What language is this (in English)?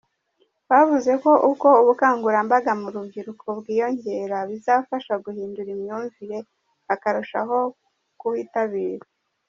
Kinyarwanda